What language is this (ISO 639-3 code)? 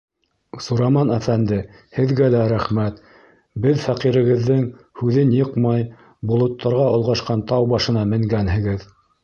bak